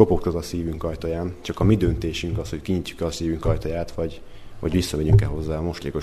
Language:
Hungarian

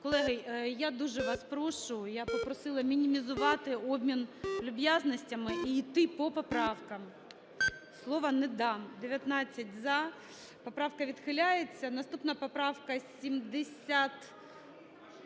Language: Ukrainian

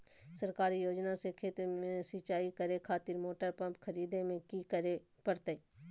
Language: Magahi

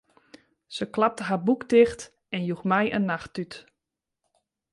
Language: Western Frisian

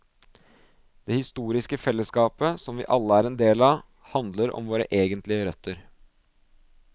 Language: Norwegian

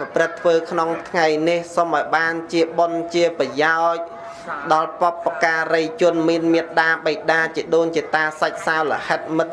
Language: Vietnamese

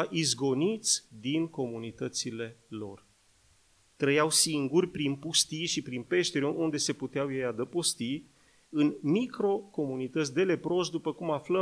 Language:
Romanian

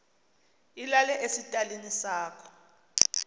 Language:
Xhosa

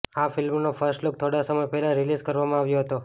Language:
Gujarati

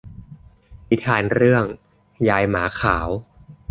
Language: Thai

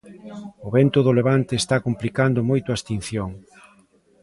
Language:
Galician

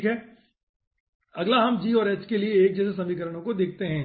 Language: Hindi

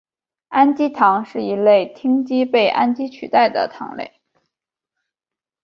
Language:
Chinese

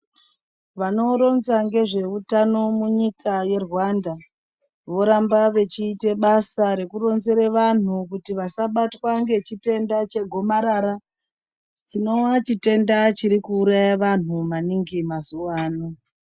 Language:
Ndau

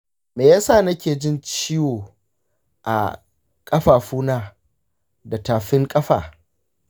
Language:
Hausa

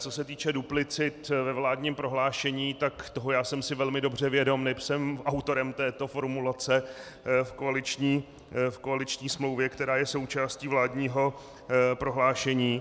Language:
Czech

